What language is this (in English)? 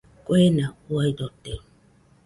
Nüpode Huitoto